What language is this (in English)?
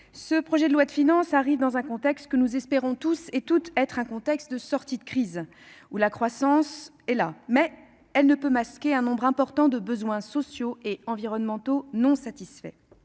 French